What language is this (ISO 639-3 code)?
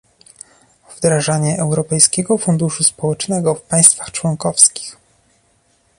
pol